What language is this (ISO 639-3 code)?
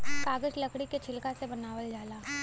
bho